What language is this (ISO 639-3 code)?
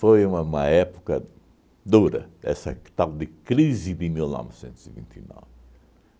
por